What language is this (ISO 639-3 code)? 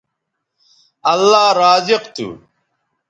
btv